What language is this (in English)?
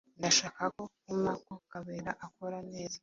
Kinyarwanda